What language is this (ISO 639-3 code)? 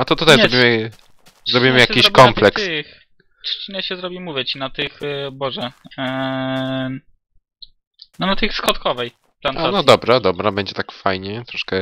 pol